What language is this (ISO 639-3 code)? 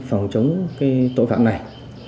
vie